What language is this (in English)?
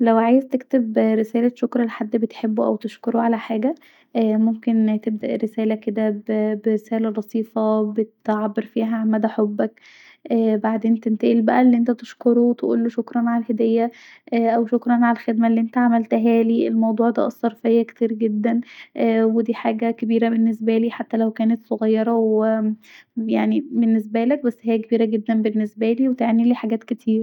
Egyptian Arabic